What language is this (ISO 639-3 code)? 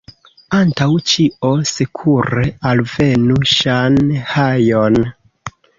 epo